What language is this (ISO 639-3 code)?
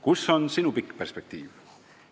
est